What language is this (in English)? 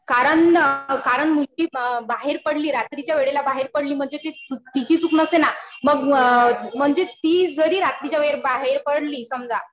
Marathi